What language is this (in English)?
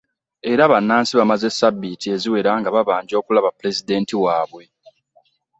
Ganda